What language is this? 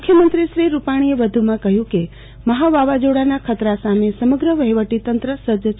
Gujarati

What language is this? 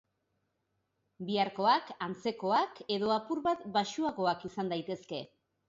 Basque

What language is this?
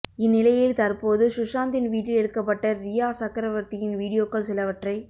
Tamil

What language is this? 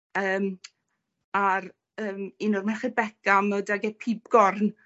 Welsh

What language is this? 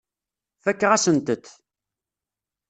Kabyle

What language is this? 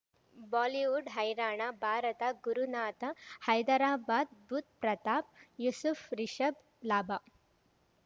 Kannada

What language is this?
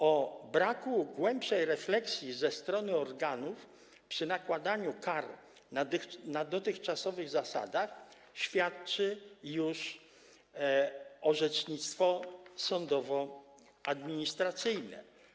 Polish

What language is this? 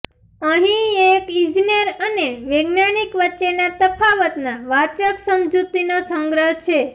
Gujarati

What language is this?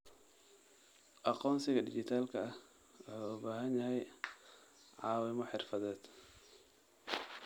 Somali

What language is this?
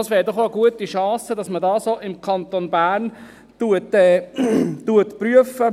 Swiss German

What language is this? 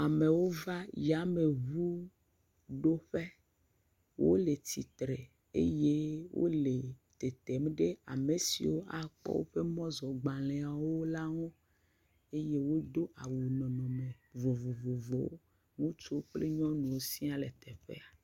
Ewe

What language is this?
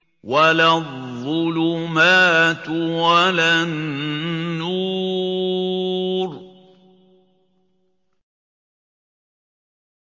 Arabic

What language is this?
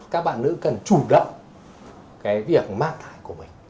Vietnamese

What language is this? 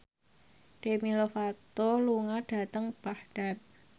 Javanese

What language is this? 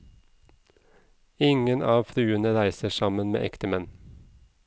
Norwegian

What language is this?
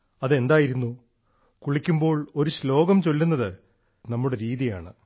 Malayalam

